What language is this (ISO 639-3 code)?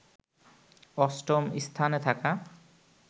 ben